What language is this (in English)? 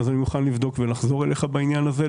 Hebrew